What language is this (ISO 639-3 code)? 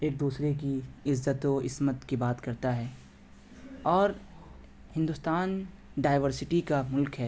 urd